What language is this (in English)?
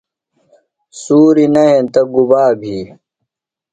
Phalura